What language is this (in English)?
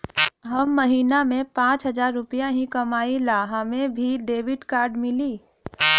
Bhojpuri